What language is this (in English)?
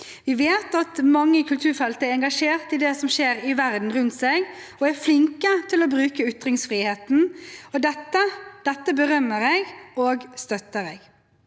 Norwegian